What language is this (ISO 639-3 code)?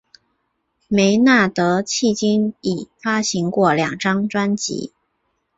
zho